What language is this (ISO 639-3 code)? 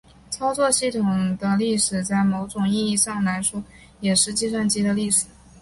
zho